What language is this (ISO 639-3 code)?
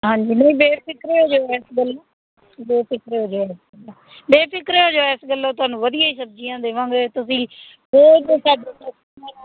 pan